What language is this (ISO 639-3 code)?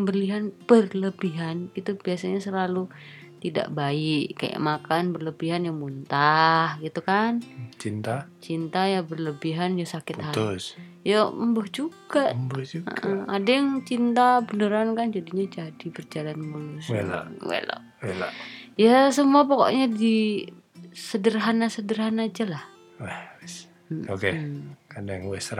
ind